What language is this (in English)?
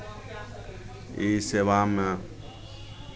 Maithili